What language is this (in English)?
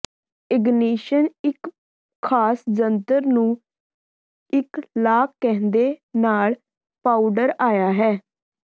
Punjabi